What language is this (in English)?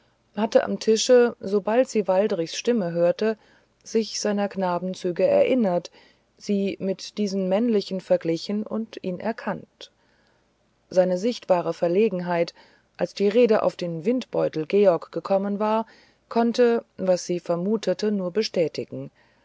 German